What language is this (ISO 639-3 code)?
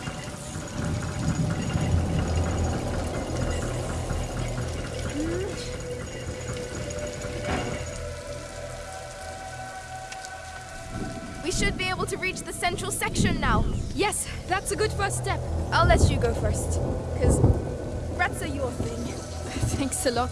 eng